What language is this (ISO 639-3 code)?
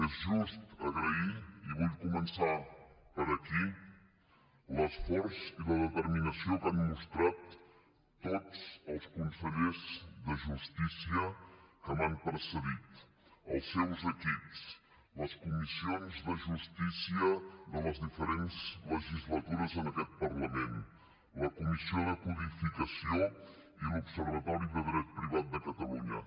cat